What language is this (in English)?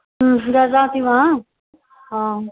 Sanskrit